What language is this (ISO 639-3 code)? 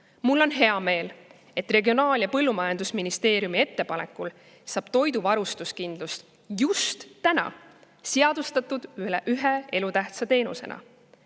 est